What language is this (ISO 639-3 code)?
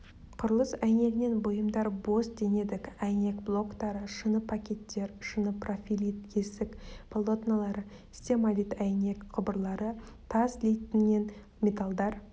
kaz